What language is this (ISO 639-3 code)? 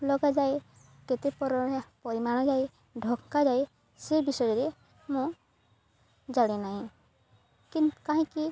ori